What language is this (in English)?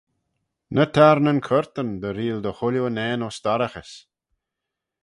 Manx